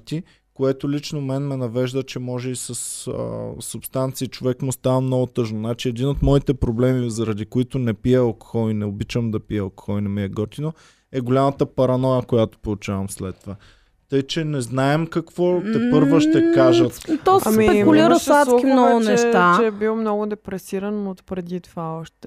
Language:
Bulgarian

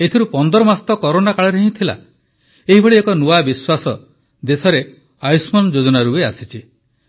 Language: Odia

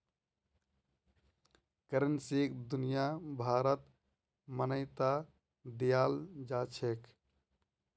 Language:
Magahi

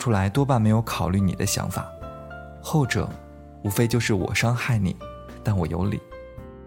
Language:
Chinese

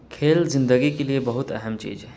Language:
Urdu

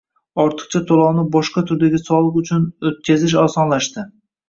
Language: Uzbek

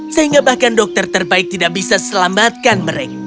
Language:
Indonesian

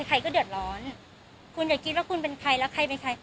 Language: Thai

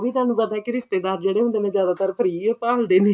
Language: Punjabi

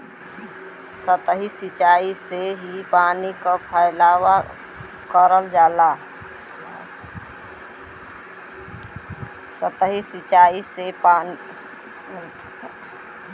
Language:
Bhojpuri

